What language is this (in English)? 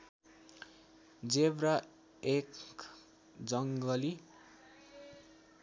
Nepali